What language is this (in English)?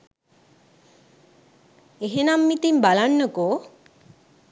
Sinhala